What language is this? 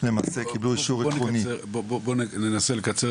Hebrew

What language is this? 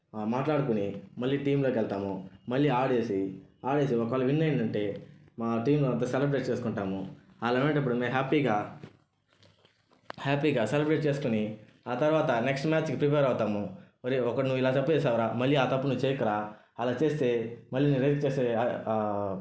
Telugu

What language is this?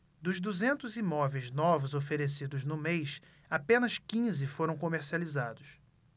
Portuguese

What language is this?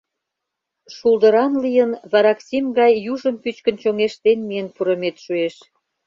Mari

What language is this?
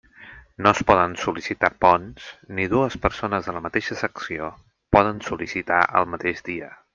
Catalan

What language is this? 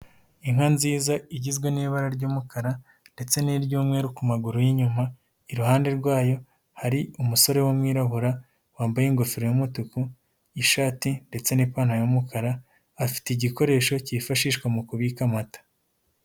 Kinyarwanda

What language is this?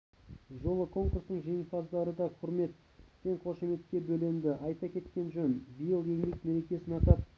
Kazakh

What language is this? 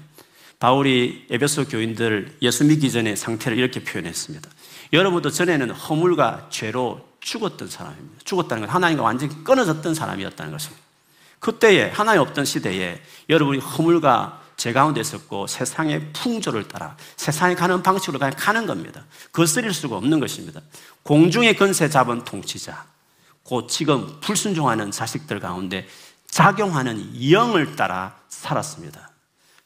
Korean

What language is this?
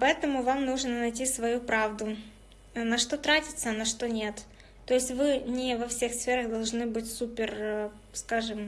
Russian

